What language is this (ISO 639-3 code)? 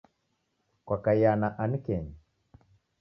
dav